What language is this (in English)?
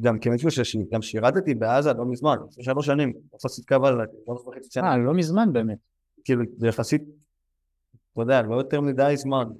Hebrew